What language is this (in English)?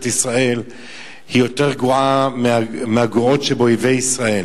Hebrew